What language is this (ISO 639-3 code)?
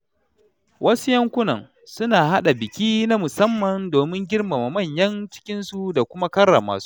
hau